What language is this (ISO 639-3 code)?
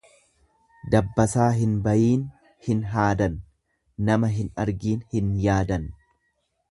orm